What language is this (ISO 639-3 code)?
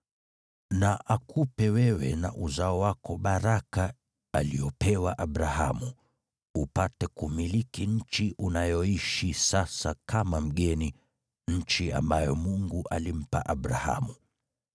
swa